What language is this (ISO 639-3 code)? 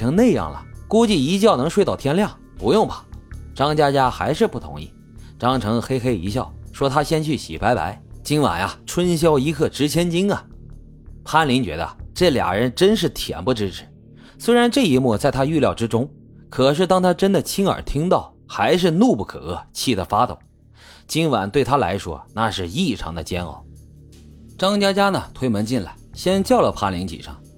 zho